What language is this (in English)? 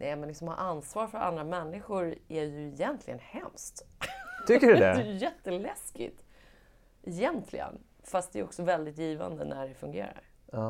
Swedish